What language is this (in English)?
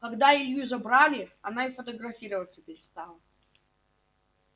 Russian